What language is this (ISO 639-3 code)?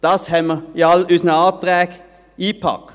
gsw